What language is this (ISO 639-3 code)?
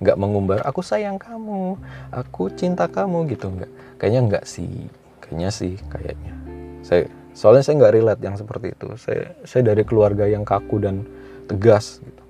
ind